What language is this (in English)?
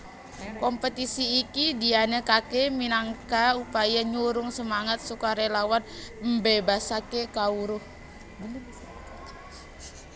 Javanese